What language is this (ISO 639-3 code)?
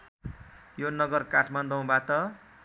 nep